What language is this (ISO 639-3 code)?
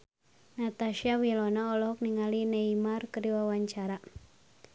sun